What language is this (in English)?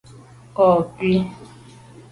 Medumba